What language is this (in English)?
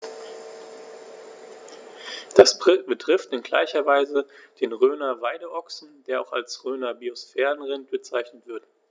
German